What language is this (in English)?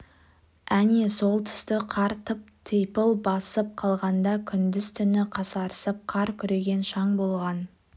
Kazakh